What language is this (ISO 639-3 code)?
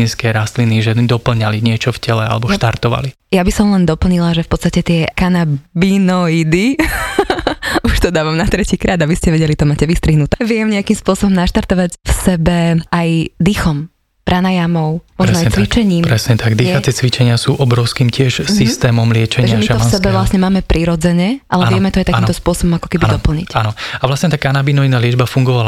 slk